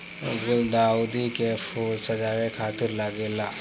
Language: Bhojpuri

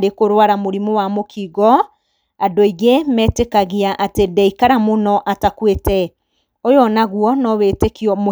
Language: Kikuyu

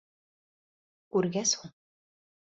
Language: Bashkir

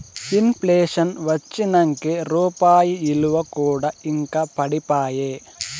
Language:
Telugu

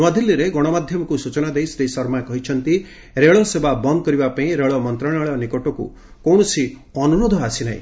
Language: Odia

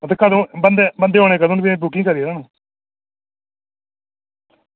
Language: Dogri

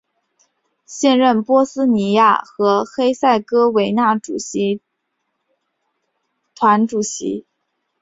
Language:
Chinese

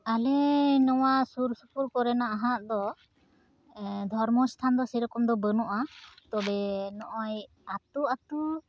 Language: Santali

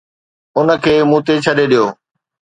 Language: Sindhi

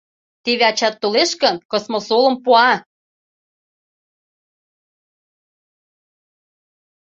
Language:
Mari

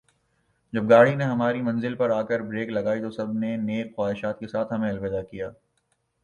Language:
Urdu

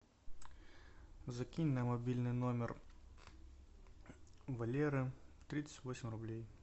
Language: Russian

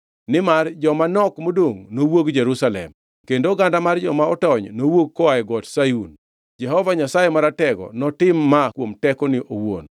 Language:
Luo (Kenya and Tanzania)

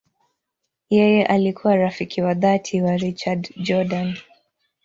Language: Swahili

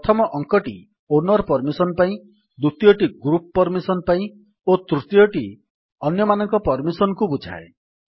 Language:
Odia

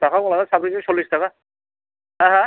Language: Bodo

